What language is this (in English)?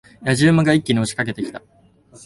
Japanese